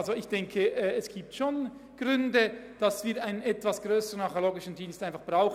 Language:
Swiss German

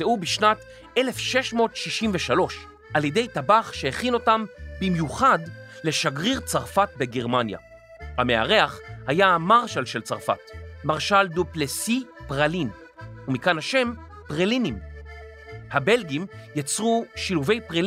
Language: Hebrew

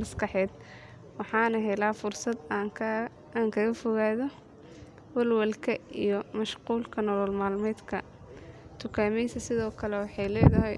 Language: Somali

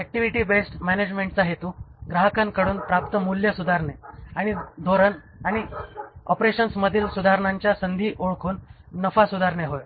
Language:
Marathi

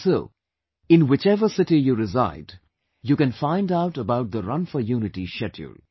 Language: English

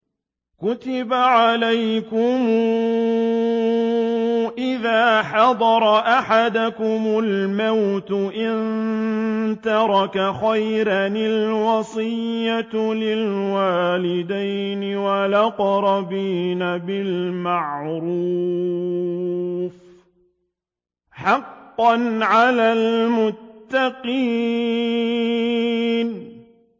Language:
Arabic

